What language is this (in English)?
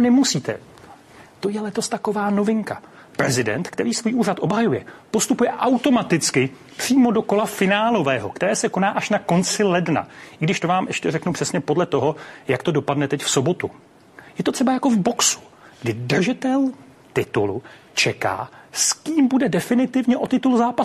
Czech